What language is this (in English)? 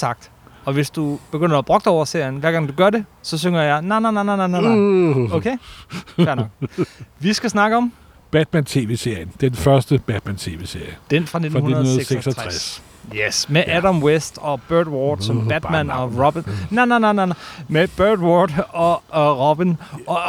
Danish